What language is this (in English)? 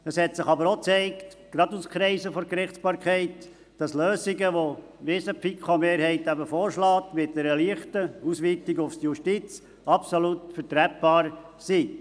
Swiss German